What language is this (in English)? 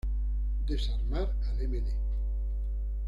Spanish